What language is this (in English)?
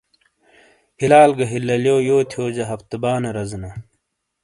Shina